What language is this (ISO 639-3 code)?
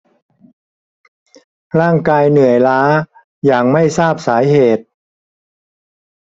tha